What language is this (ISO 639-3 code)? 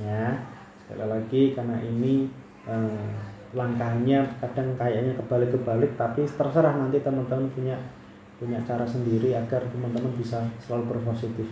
ind